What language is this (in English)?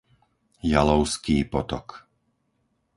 Slovak